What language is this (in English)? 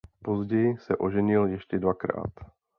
Czech